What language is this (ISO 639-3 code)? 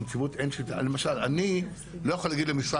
heb